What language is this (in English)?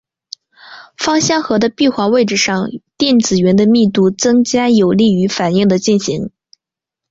Chinese